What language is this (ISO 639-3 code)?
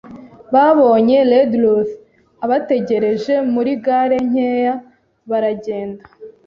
kin